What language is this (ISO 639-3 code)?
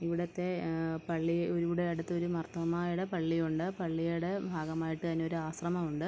mal